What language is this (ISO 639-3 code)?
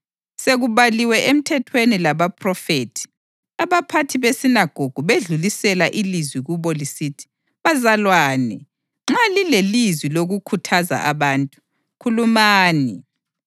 nde